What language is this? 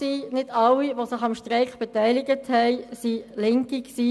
Swiss German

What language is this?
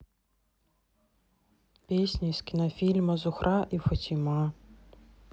Russian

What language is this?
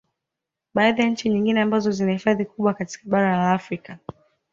Swahili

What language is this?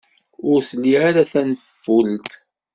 Kabyle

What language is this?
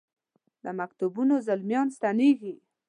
Pashto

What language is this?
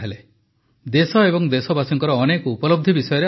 Odia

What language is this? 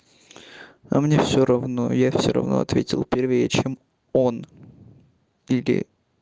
Russian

